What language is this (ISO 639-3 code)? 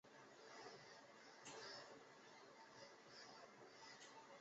zho